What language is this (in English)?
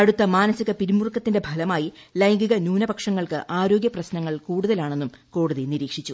Malayalam